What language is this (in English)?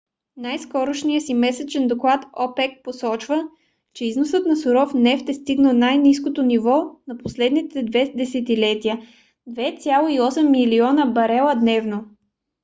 Bulgarian